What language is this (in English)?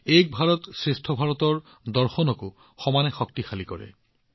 Assamese